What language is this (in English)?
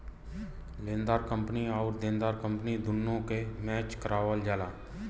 Bhojpuri